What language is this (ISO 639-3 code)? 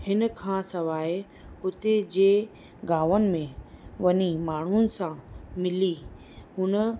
snd